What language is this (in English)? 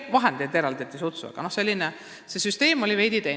Estonian